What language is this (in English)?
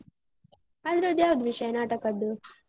Kannada